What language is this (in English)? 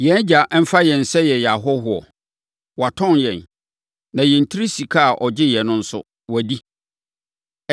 Akan